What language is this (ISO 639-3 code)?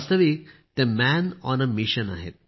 mar